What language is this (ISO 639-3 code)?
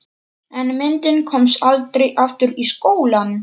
isl